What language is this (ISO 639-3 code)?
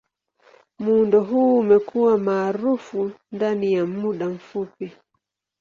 swa